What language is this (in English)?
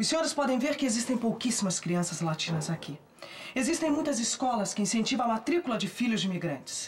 Portuguese